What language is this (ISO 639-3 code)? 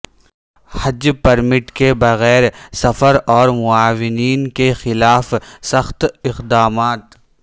urd